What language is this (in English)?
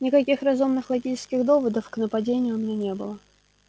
Russian